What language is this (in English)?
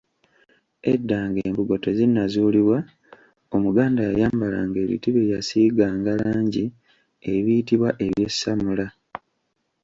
Ganda